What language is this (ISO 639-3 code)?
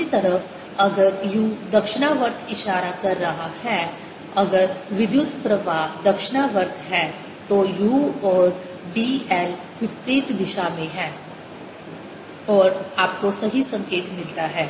hin